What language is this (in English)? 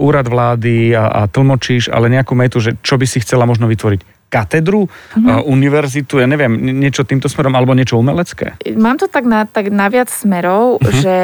Slovak